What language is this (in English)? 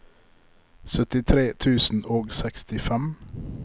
Norwegian